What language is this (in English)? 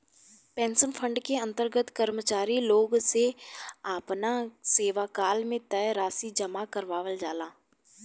Bhojpuri